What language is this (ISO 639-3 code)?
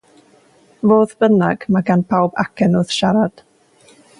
cym